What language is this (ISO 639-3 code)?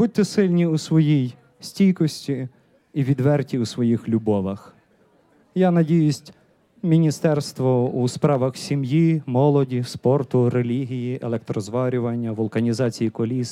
ukr